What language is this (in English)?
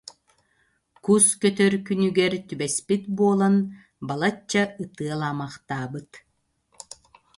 Yakut